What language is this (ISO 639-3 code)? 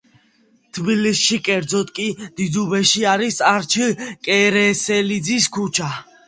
kat